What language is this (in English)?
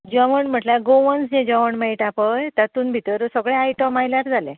Konkani